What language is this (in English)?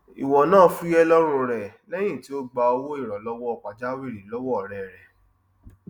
Yoruba